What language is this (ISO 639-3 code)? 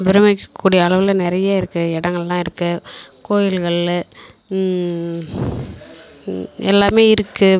tam